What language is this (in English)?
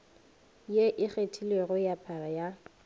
Northern Sotho